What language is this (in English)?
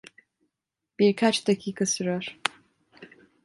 Turkish